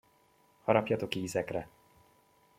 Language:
Hungarian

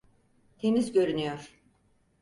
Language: Turkish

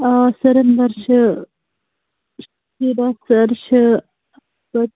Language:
Kashmiri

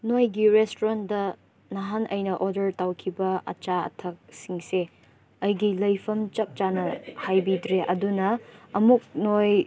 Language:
Manipuri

